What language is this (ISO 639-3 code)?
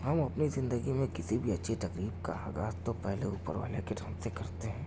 urd